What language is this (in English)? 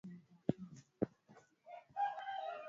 Swahili